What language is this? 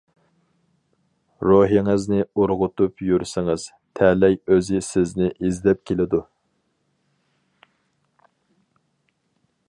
Uyghur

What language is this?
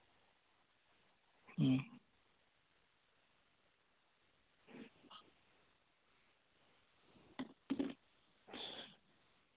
Santali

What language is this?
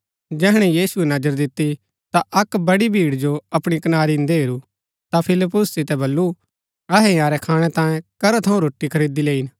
Gaddi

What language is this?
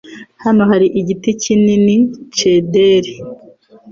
Kinyarwanda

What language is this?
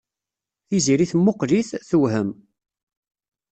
Kabyle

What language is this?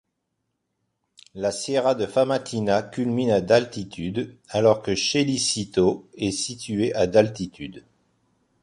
French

